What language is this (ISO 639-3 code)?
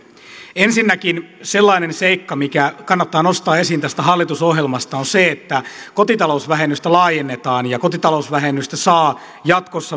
fin